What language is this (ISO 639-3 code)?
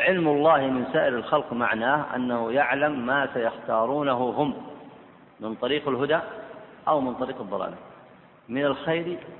ara